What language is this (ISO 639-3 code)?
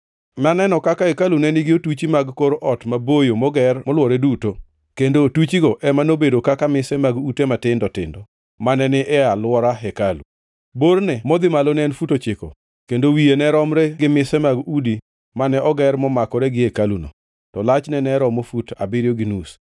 luo